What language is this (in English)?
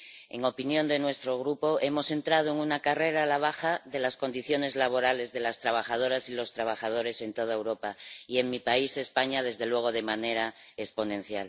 Spanish